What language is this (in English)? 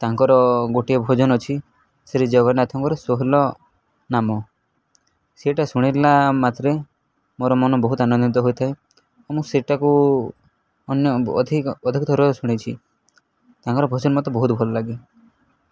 Odia